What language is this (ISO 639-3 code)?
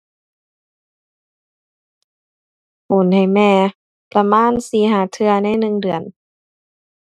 tha